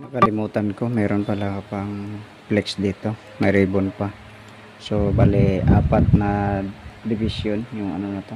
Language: Filipino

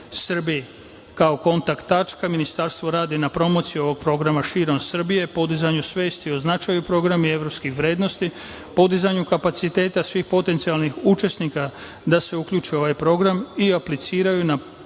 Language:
Serbian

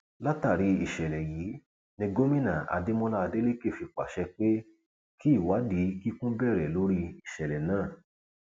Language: Yoruba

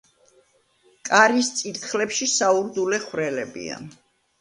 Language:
Georgian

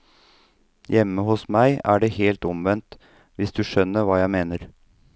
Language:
Norwegian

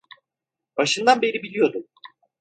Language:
Turkish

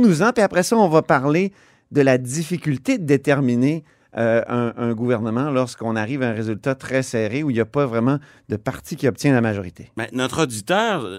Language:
French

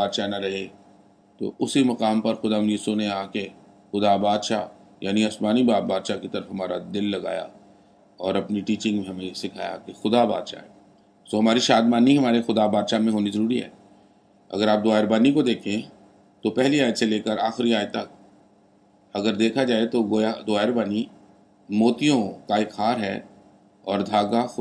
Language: Urdu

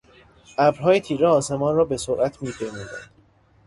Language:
Persian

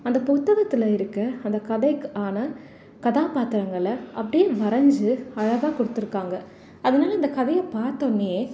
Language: Tamil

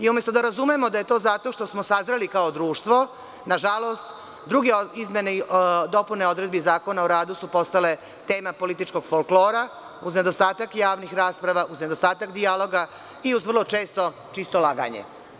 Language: Serbian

